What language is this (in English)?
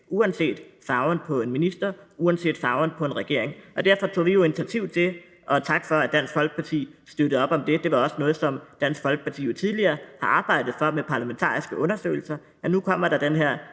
Danish